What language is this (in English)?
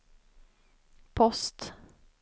Swedish